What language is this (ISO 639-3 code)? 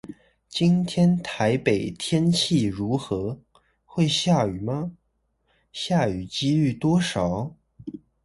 zho